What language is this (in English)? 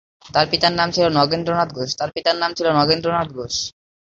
Bangla